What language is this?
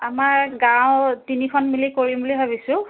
Assamese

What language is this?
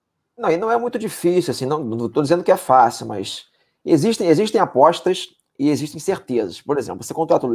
Portuguese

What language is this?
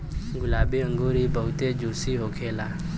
Bhojpuri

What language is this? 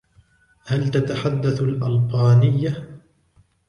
Arabic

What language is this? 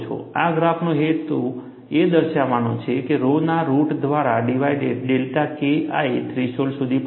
Gujarati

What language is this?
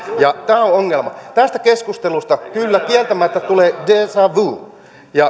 Finnish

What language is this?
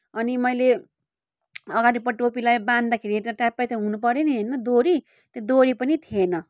Nepali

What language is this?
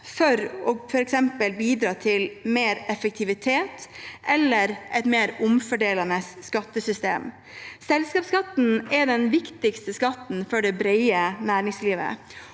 Norwegian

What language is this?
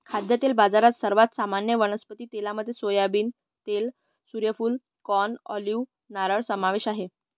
Marathi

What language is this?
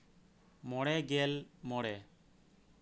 Santali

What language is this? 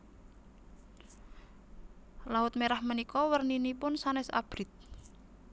Javanese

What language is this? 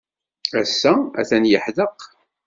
Kabyle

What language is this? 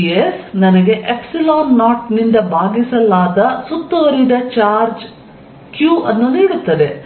Kannada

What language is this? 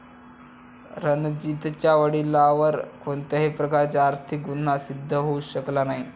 Marathi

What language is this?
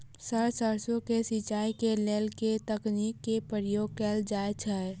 Maithili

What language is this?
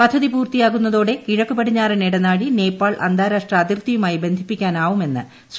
Malayalam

